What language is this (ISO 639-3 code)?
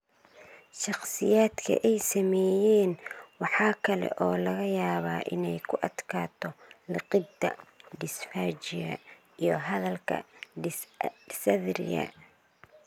som